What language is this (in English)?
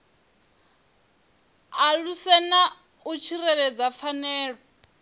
Venda